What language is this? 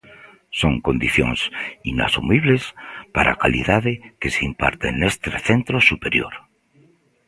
Galician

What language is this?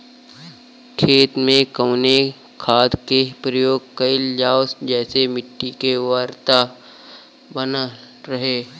Bhojpuri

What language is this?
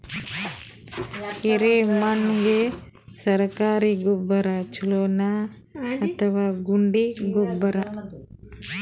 Kannada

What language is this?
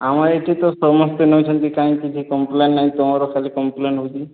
Odia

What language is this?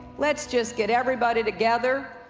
English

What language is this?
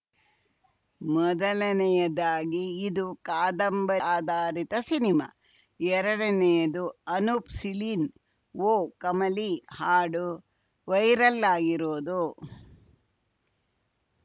Kannada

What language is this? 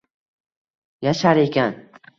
Uzbek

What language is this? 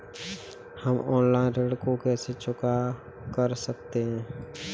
Hindi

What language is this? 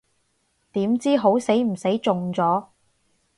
Cantonese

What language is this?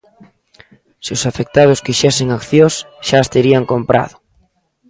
Galician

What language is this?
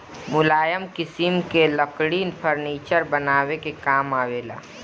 Bhojpuri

